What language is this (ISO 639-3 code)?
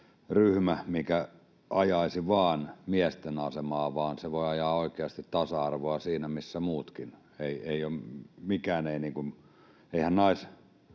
fin